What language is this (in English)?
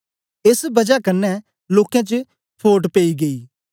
Dogri